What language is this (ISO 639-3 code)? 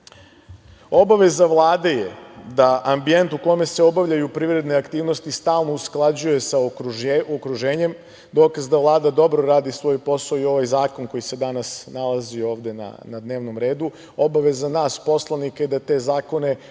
srp